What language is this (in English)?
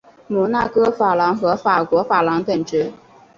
Chinese